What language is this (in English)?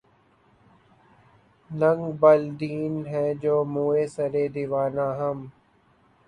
Urdu